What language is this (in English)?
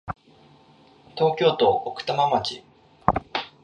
Japanese